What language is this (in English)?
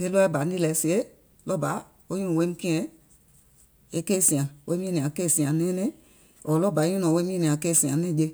Gola